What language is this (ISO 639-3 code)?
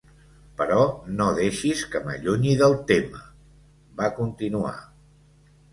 cat